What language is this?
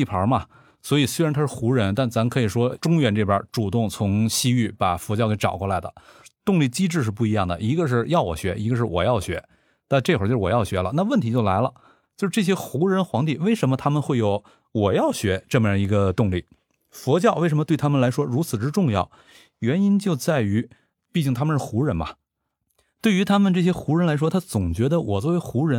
Chinese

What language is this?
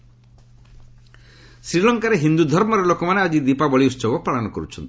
Odia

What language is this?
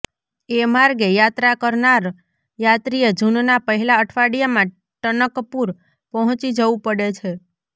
Gujarati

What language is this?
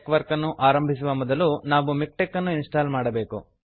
Kannada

